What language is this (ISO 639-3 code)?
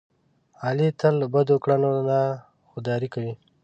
pus